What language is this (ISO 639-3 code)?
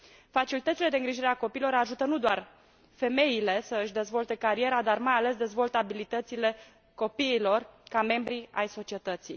ron